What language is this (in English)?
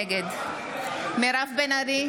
Hebrew